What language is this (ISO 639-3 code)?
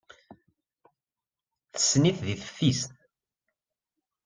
kab